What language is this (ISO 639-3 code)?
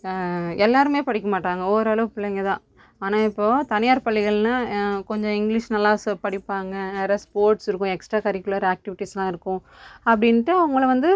tam